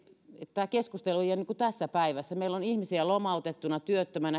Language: Finnish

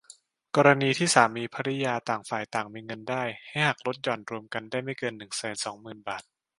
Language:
Thai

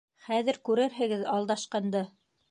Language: Bashkir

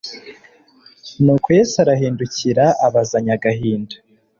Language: Kinyarwanda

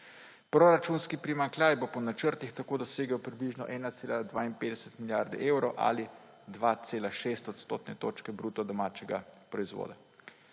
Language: Slovenian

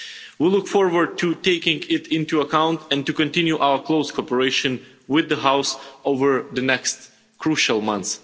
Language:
English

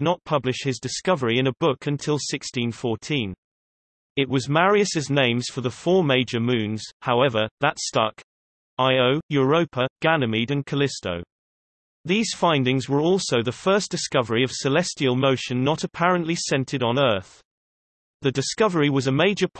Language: English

